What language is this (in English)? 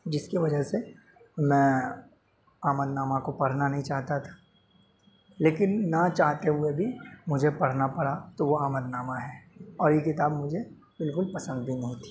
Urdu